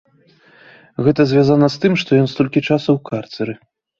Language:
Belarusian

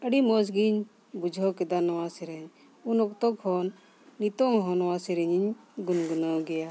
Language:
Santali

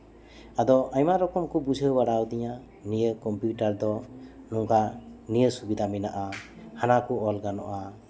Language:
Santali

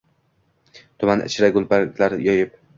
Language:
Uzbek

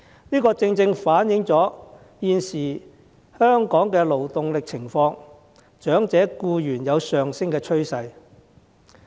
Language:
Cantonese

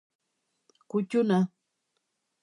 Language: Basque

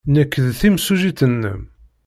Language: Kabyle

